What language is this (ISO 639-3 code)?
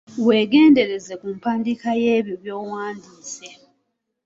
lug